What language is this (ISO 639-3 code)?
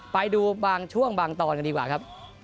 tha